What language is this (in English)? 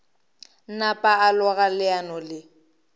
Northern Sotho